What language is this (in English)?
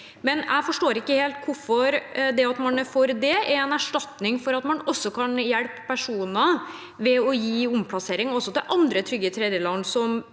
Norwegian